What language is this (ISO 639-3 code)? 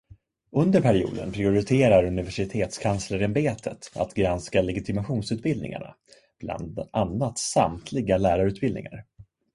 swe